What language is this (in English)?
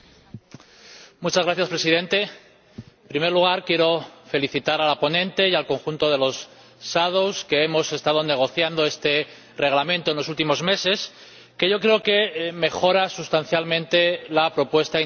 Spanish